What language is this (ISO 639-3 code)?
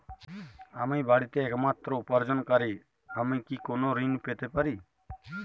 ben